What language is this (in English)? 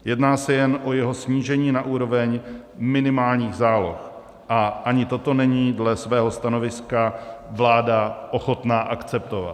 Czech